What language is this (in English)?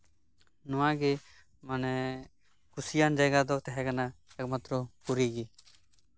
Santali